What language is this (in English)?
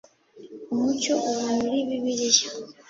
Kinyarwanda